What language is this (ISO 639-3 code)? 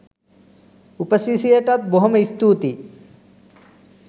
sin